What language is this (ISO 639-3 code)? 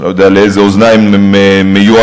heb